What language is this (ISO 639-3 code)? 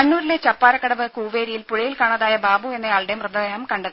mal